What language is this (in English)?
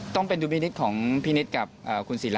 Thai